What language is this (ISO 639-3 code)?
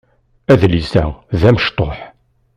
kab